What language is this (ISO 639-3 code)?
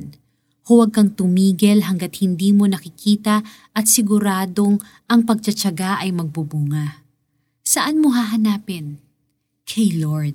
fil